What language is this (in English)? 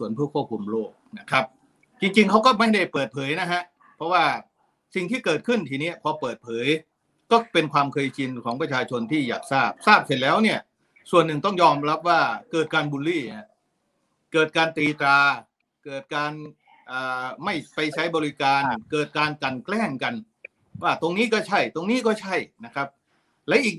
Thai